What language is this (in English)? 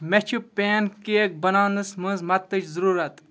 Kashmiri